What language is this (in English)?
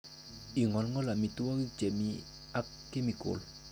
Kalenjin